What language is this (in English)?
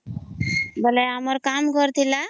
Odia